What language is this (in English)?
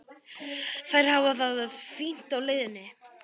Icelandic